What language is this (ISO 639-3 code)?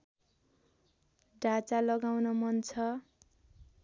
nep